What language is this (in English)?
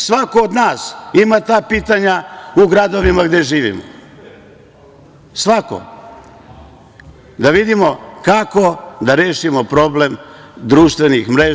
Serbian